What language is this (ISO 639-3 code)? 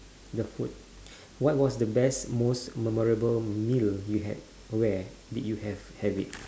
eng